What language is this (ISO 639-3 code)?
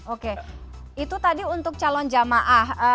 ind